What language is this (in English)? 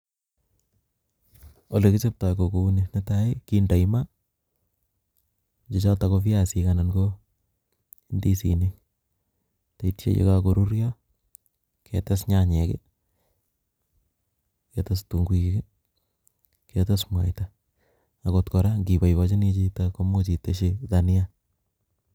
Kalenjin